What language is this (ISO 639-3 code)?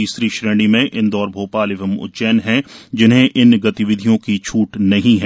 hin